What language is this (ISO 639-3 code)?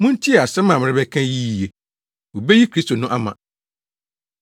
aka